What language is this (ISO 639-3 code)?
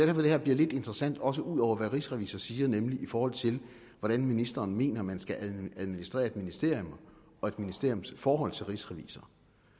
dan